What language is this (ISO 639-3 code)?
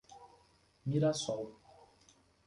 por